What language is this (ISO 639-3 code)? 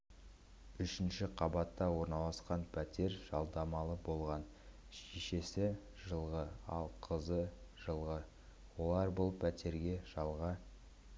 kaz